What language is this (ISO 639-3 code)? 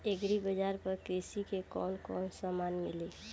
bho